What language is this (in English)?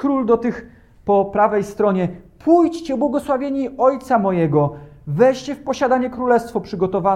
Polish